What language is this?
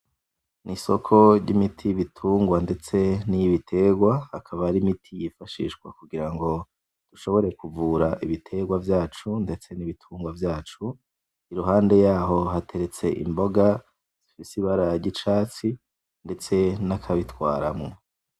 Rundi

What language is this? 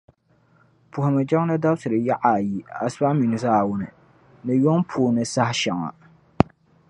Dagbani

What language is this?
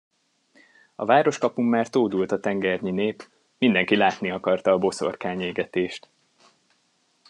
Hungarian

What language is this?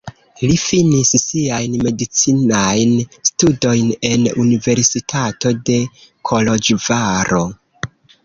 Esperanto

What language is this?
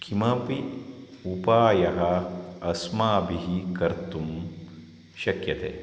Sanskrit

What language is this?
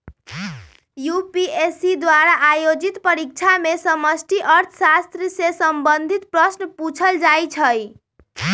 Magahi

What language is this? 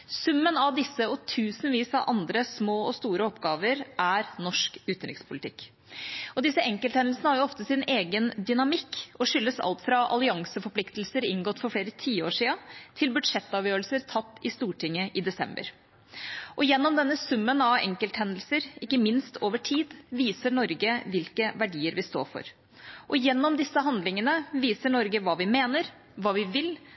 Norwegian Bokmål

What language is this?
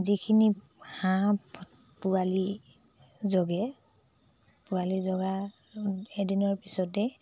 Assamese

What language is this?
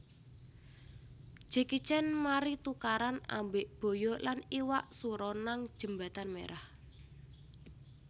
Javanese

